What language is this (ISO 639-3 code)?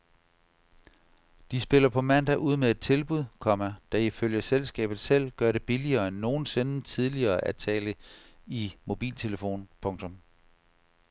dan